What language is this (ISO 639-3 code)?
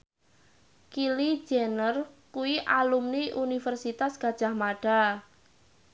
jav